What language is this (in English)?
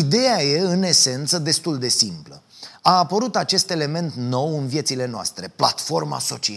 Romanian